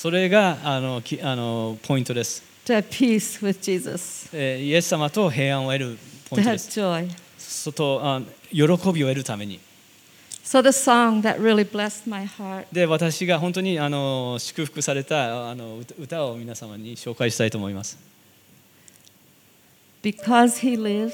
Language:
Japanese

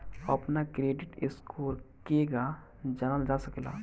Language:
Bhojpuri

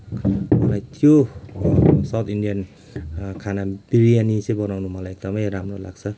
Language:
Nepali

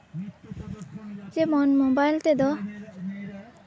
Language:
Santali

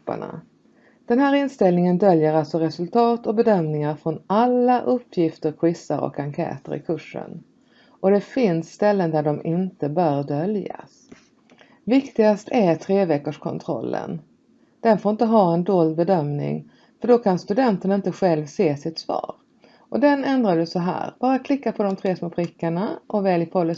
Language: Swedish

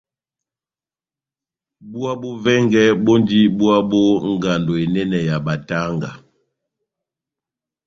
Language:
Batanga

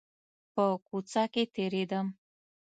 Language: Pashto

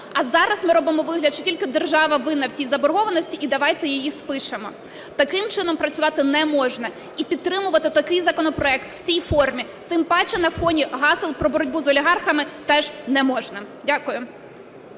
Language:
Ukrainian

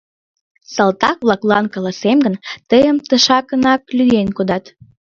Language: Mari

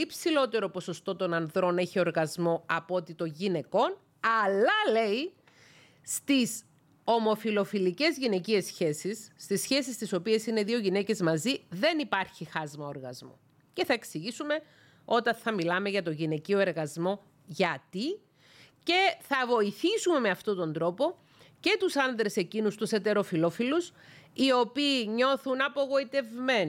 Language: Greek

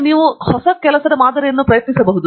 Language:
Kannada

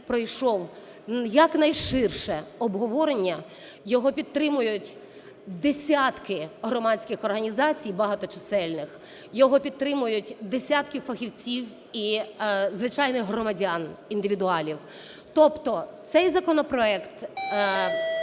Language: Ukrainian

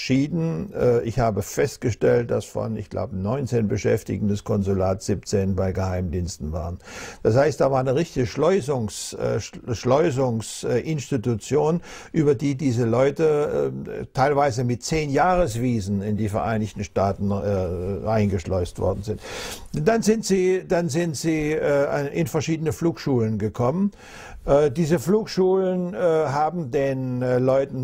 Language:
German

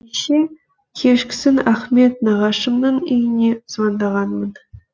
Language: Kazakh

